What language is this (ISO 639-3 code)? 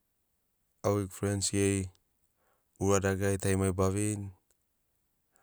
snc